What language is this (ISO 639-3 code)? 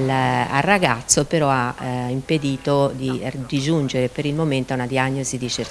ita